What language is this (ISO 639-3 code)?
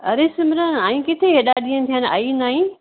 snd